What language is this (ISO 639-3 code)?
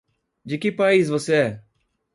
por